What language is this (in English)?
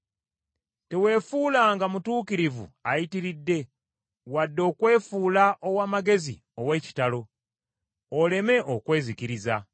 Ganda